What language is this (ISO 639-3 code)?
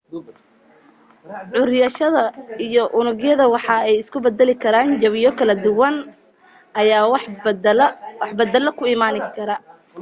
som